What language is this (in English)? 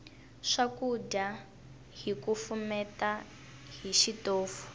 Tsonga